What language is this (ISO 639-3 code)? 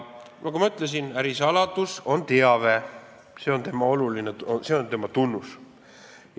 est